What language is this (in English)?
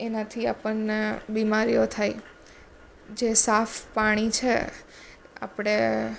Gujarati